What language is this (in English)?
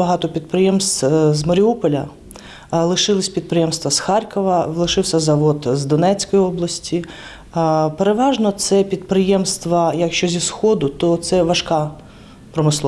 Ukrainian